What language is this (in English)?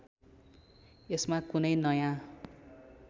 Nepali